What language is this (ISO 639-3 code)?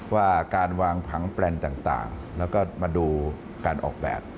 tha